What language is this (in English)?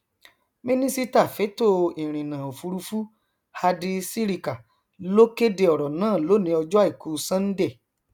Yoruba